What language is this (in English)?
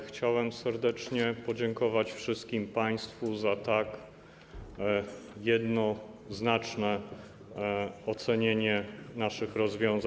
Polish